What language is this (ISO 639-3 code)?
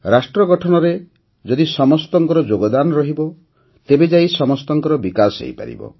ori